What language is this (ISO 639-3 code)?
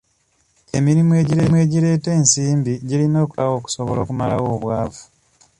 lug